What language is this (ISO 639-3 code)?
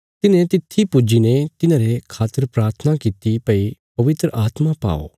kfs